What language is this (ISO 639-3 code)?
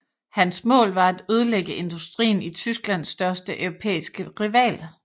dan